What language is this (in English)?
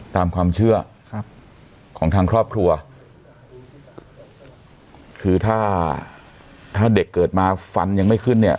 Thai